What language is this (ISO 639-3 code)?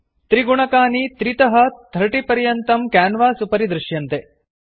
san